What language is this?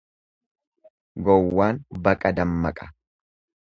Oromo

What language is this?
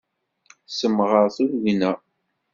Kabyle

